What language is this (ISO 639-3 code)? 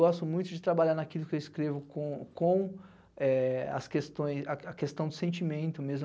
por